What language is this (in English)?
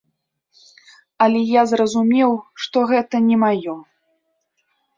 Belarusian